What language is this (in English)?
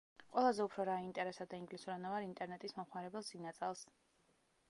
Georgian